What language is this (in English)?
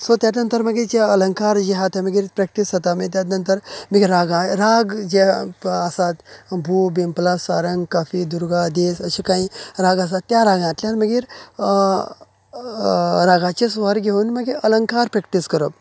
Konkani